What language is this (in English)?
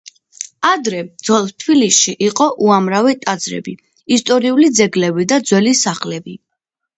Georgian